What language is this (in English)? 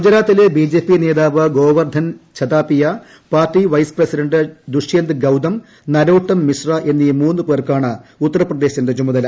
Malayalam